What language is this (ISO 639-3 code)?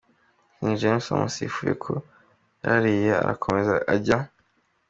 kin